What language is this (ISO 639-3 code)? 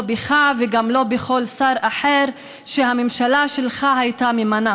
heb